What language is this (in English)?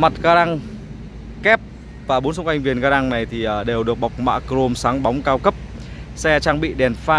Vietnamese